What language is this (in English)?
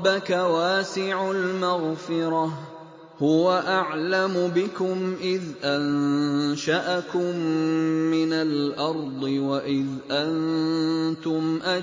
Arabic